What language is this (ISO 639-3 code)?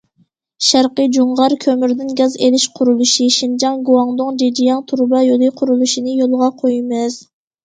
uig